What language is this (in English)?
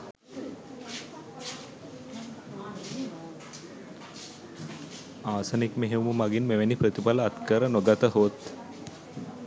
Sinhala